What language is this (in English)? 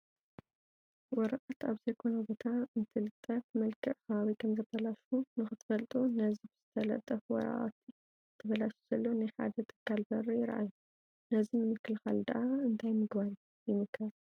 Tigrinya